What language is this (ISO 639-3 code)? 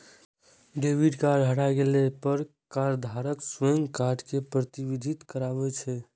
mai